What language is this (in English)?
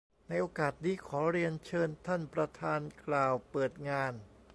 Thai